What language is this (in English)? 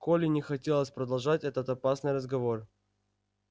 Russian